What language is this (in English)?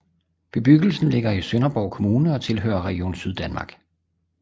Danish